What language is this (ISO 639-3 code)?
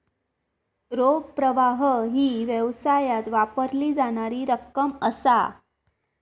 mar